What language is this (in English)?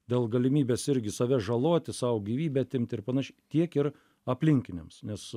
Lithuanian